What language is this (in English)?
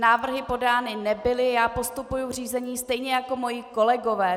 Czech